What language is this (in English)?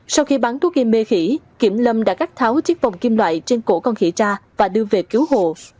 Vietnamese